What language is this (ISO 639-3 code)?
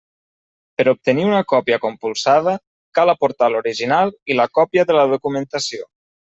cat